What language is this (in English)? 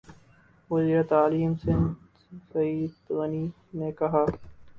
Urdu